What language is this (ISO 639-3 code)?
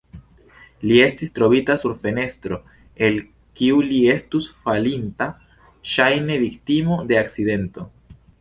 epo